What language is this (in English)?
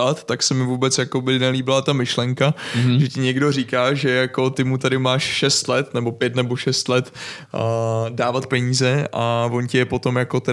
Czech